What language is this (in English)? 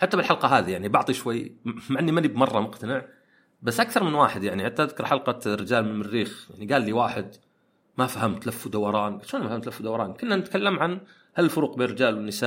Arabic